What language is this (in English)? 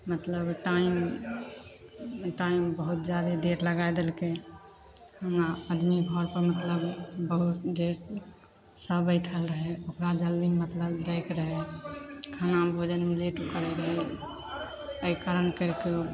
Maithili